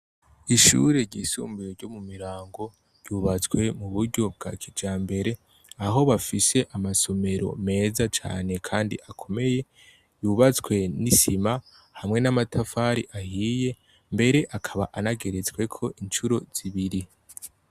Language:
Rundi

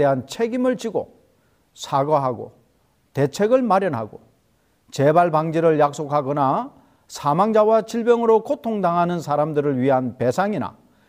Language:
Korean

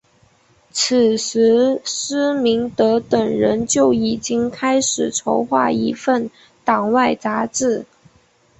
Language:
Chinese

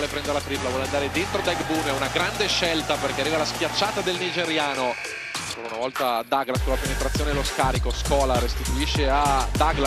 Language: Italian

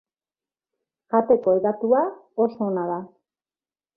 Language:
Basque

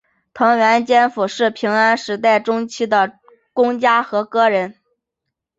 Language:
Chinese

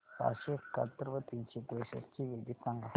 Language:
Marathi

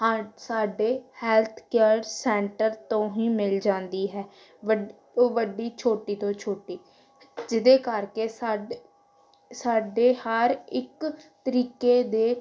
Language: Punjabi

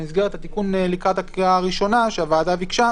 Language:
Hebrew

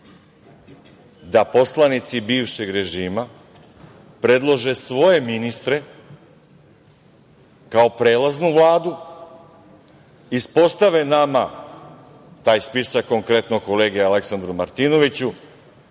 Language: Serbian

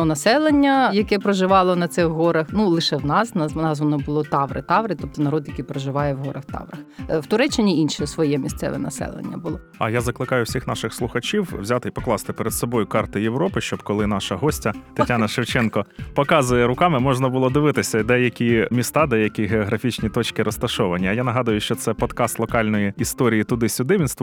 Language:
Ukrainian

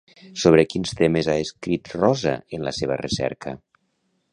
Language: Catalan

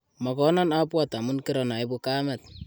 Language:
Kalenjin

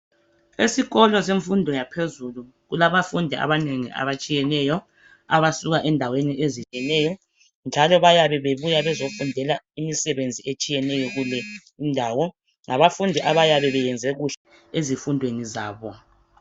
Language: North Ndebele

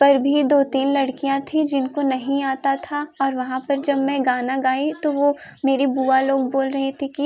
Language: Hindi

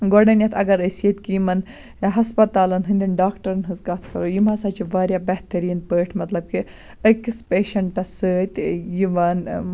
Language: Kashmiri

